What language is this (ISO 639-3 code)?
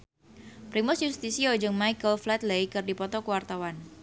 sun